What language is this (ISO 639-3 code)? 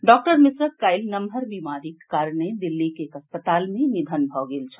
mai